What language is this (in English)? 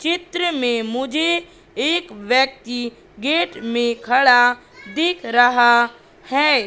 Hindi